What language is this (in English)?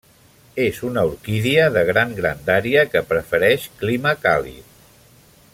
Catalan